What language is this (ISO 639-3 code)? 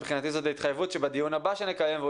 heb